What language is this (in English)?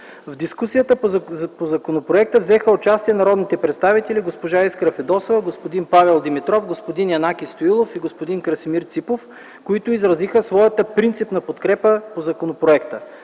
Bulgarian